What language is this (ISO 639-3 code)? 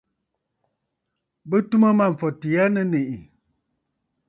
bfd